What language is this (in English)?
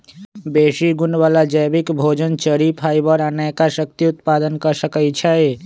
Magahi